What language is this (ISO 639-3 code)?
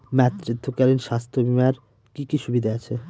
ben